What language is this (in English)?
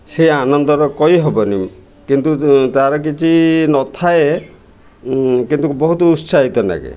Odia